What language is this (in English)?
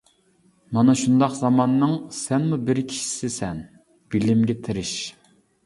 Uyghur